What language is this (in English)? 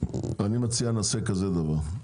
Hebrew